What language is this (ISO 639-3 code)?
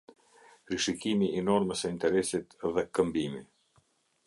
sqi